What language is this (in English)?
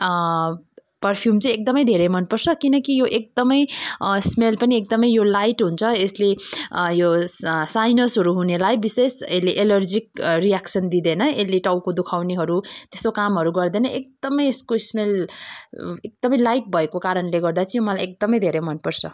Nepali